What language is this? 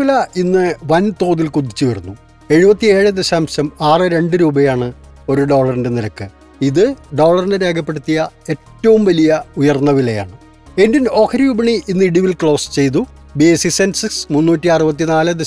Malayalam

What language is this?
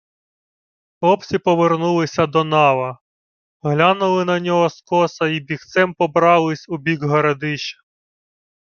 Ukrainian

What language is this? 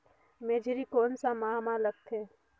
Chhattisgarhi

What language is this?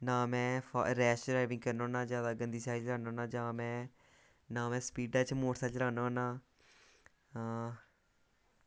Dogri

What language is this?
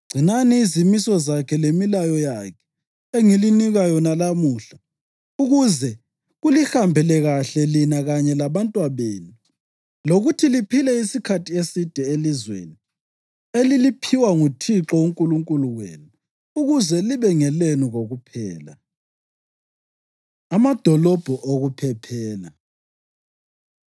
North Ndebele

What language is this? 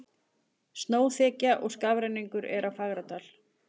Icelandic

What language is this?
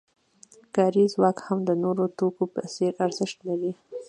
Pashto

